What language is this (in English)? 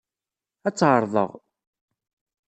Kabyle